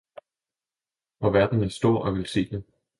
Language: Danish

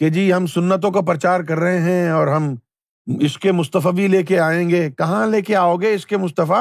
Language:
Urdu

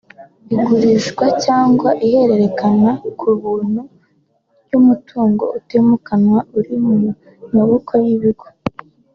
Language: Kinyarwanda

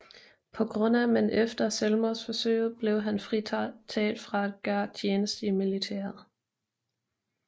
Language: Danish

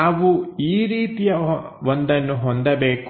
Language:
Kannada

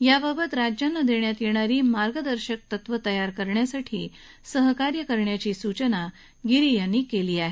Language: Marathi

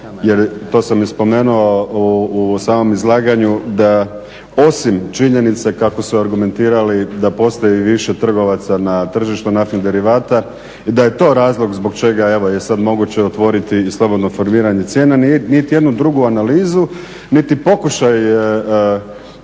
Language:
Croatian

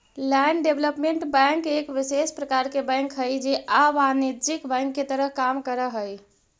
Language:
Magahi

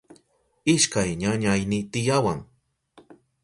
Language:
Southern Pastaza Quechua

